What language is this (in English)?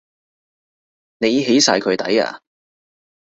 Cantonese